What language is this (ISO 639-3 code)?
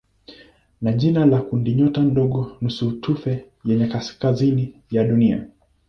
swa